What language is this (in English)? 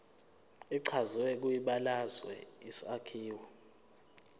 Zulu